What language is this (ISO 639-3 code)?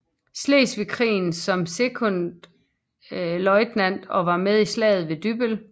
dan